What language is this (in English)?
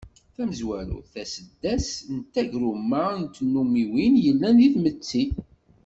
Kabyle